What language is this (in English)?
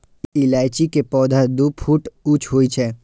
Maithili